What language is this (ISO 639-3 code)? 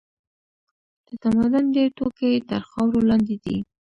pus